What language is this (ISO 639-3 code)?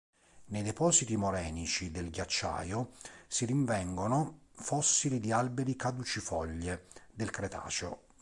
ita